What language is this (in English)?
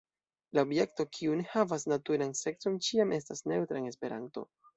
Esperanto